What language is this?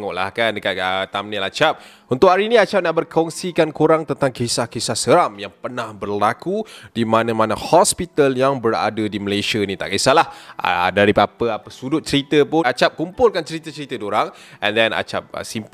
Malay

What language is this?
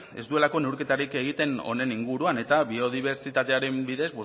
Basque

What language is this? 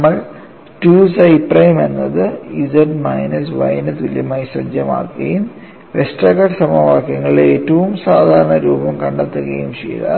Malayalam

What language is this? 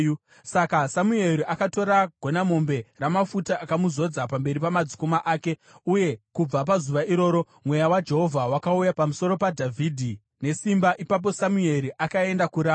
Shona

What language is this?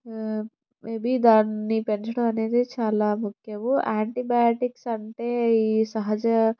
Telugu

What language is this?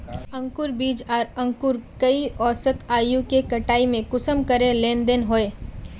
Magahi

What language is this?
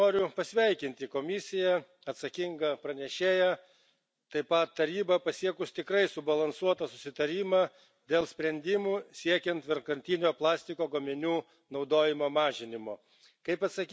Lithuanian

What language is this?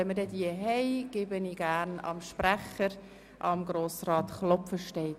Swiss German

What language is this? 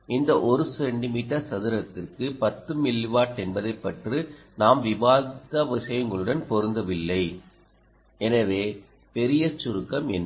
Tamil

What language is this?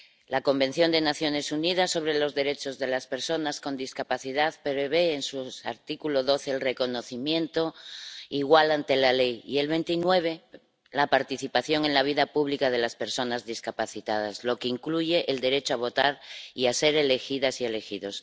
Spanish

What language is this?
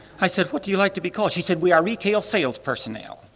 English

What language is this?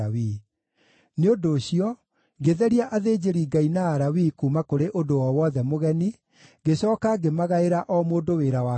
Kikuyu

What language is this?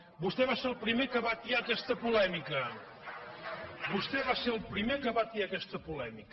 Catalan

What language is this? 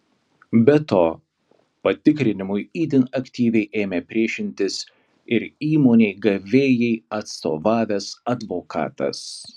Lithuanian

